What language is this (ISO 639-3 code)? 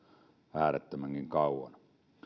fin